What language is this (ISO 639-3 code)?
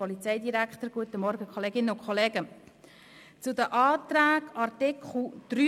gsw